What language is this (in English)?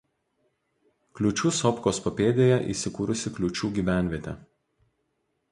Lithuanian